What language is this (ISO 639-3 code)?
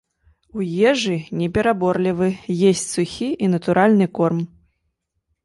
bel